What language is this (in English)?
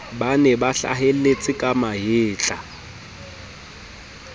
Southern Sotho